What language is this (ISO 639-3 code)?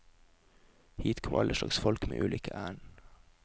nor